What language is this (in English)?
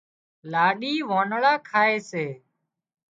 Wadiyara Koli